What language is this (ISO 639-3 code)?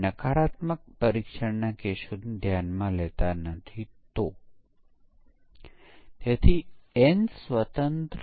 guj